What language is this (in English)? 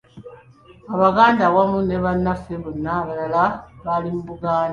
Ganda